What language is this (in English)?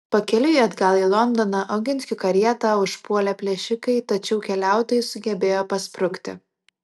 Lithuanian